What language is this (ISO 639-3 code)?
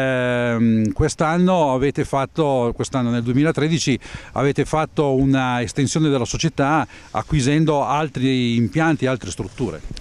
ita